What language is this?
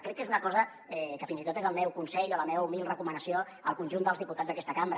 Catalan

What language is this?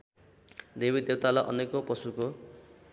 Nepali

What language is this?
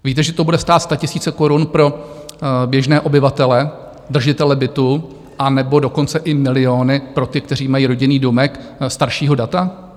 Czech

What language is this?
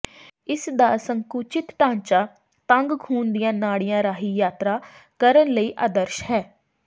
Punjabi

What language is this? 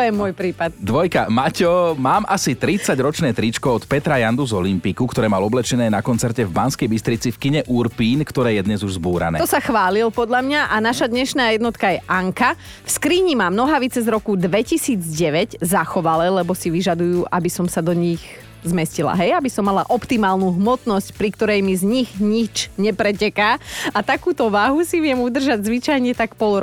Slovak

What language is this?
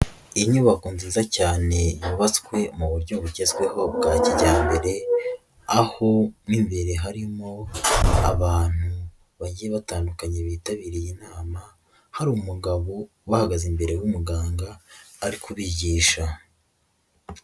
Kinyarwanda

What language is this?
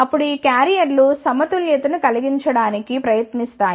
Telugu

